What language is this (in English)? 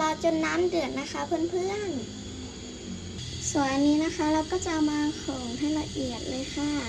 Thai